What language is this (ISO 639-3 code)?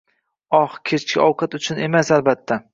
uzb